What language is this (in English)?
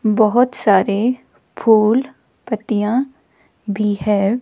Hindi